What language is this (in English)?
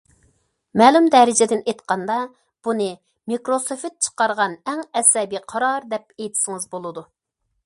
Uyghur